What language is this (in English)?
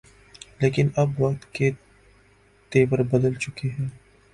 Urdu